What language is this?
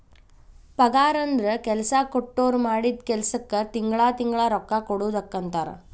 Kannada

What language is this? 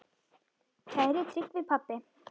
Icelandic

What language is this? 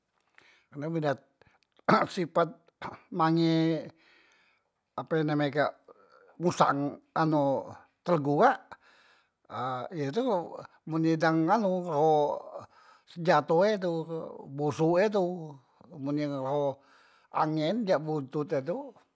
Musi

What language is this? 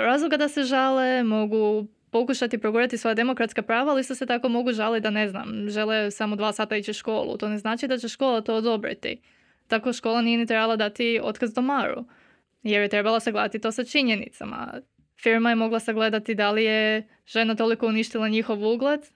Croatian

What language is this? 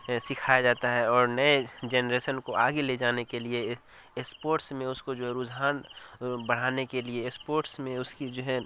Urdu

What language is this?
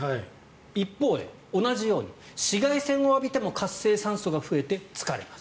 Japanese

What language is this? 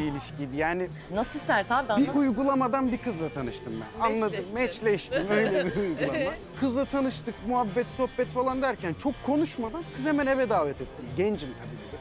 Turkish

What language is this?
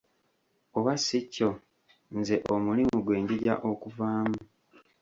Ganda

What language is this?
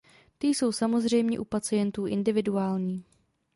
Czech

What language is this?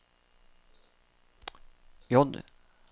Norwegian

